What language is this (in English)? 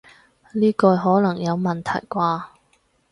Cantonese